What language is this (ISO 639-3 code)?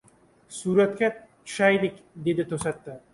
uzb